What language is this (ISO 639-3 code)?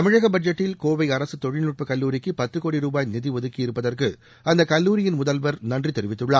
tam